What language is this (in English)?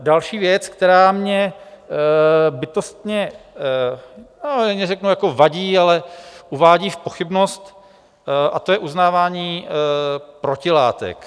Czech